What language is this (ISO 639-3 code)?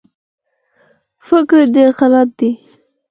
pus